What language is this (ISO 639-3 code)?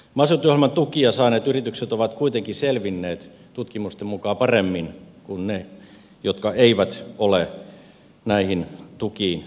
fin